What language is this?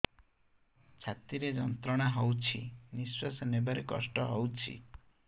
Odia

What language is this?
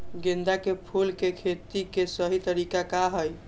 Magahi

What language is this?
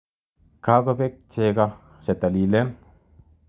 Kalenjin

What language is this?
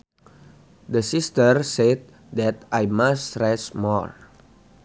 Sundanese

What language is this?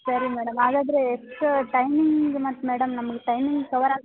Kannada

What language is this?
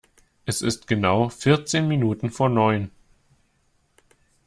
German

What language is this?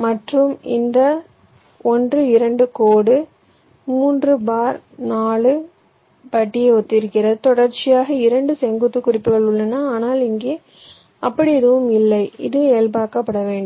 Tamil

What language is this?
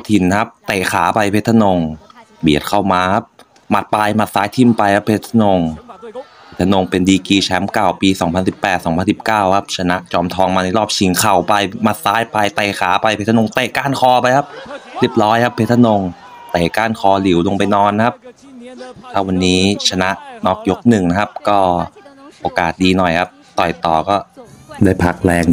Thai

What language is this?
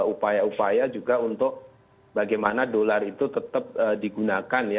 Indonesian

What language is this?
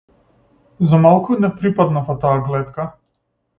Macedonian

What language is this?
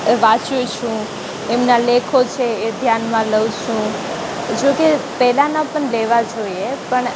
Gujarati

